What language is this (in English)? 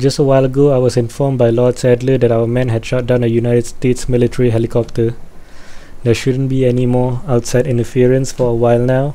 English